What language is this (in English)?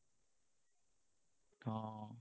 Assamese